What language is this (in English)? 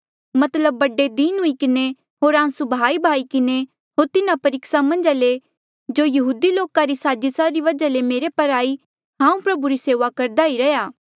Mandeali